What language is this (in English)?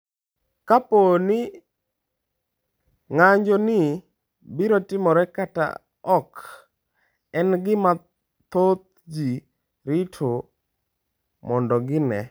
Luo (Kenya and Tanzania)